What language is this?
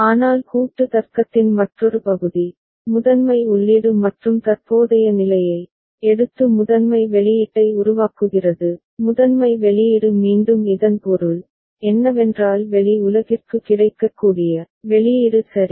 Tamil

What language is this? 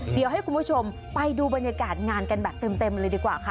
Thai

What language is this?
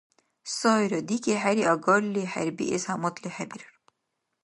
Dargwa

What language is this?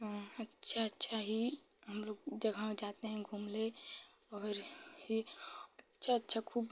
Hindi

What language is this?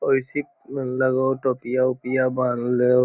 Magahi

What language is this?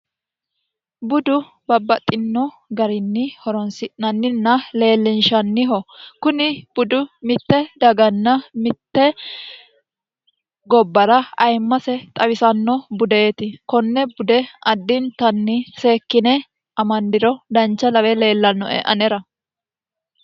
Sidamo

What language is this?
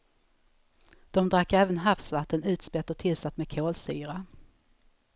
Swedish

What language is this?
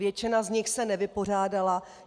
Czech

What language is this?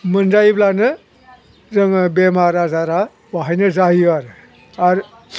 Bodo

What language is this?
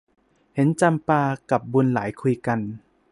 Thai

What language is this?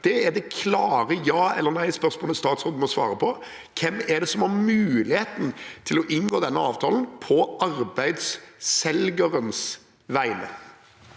Norwegian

